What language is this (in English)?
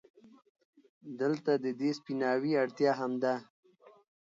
Pashto